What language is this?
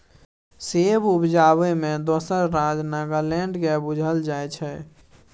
Maithili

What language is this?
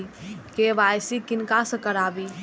Maithili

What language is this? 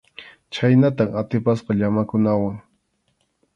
Arequipa-La Unión Quechua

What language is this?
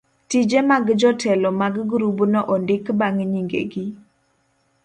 Luo (Kenya and Tanzania)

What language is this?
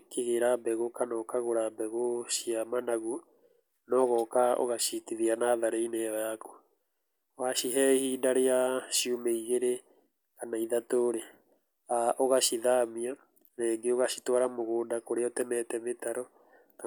Kikuyu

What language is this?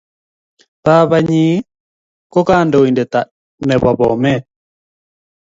Kalenjin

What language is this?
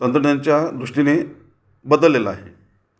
Marathi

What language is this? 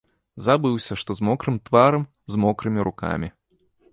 Belarusian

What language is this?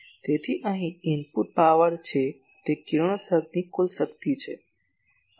Gujarati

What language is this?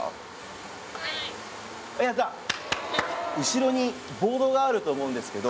Japanese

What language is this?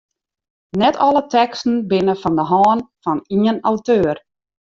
Western Frisian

